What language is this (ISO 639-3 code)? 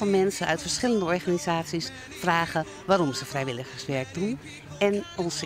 nld